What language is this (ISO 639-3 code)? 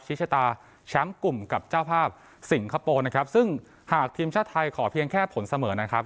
tha